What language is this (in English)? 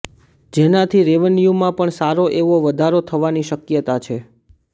Gujarati